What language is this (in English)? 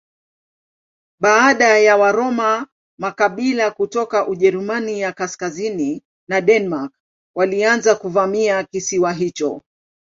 Swahili